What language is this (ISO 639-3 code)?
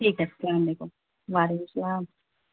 urd